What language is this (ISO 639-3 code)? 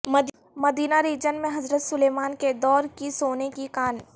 urd